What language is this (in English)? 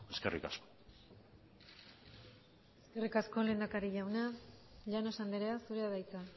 Basque